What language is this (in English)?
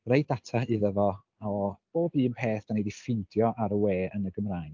Welsh